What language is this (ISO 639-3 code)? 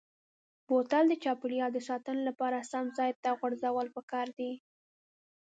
pus